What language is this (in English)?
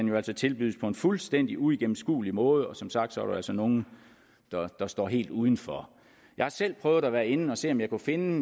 Danish